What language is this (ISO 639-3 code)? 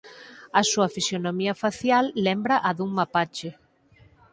glg